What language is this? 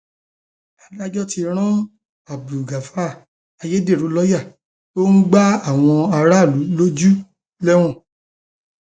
Yoruba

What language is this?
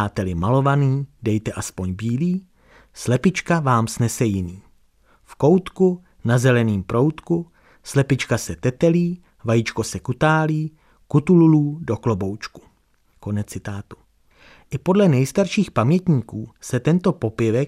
Czech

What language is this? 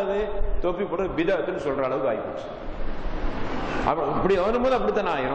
Arabic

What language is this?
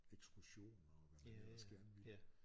Danish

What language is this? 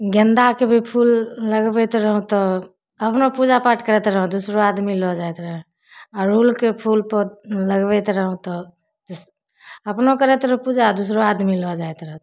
Maithili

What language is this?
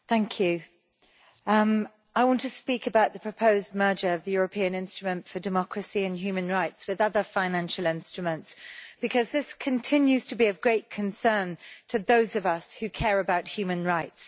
English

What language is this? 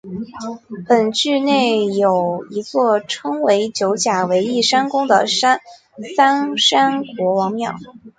Chinese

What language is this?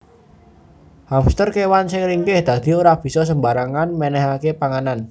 Javanese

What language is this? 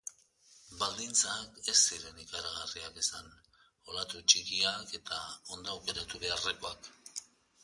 Basque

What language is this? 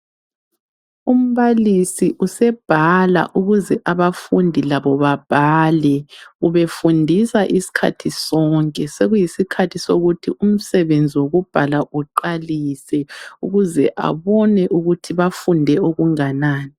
North Ndebele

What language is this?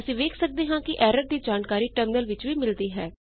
Punjabi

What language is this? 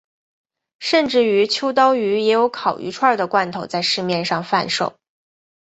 Chinese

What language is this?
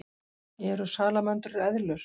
Icelandic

